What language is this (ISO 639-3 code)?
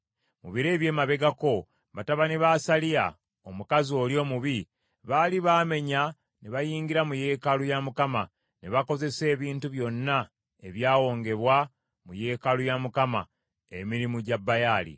lug